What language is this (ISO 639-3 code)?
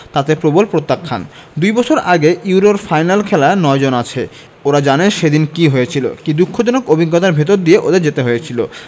ben